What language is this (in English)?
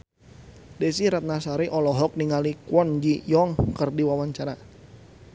Sundanese